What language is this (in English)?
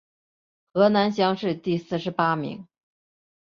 Chinese